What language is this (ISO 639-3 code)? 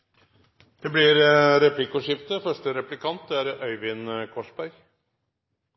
nor